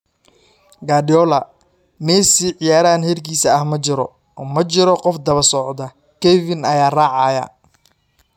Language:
Somali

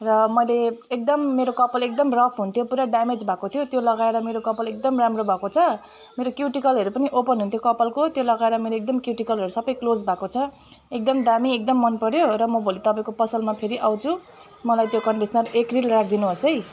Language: Nepali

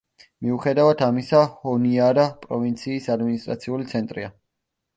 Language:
Georgian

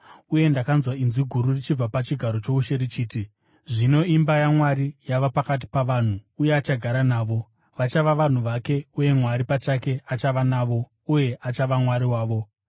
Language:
Shona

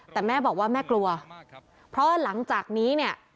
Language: Thai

